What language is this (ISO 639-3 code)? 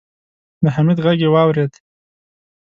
pus